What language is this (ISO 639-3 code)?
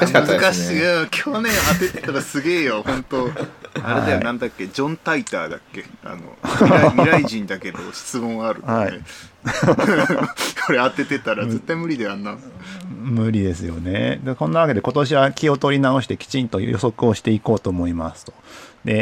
jpn